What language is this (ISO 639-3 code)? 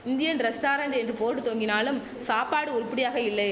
tam